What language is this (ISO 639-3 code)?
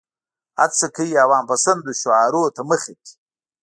pus